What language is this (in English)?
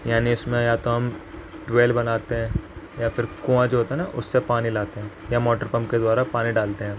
Urdu